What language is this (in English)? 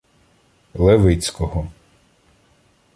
Ukrainian